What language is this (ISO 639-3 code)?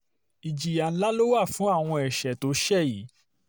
yor